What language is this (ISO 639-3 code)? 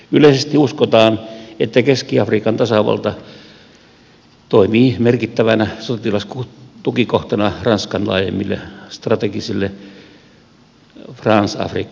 fin